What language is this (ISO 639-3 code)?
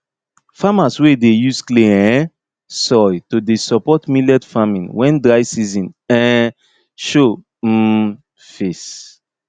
pcm